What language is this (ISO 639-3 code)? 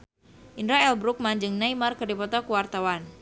sun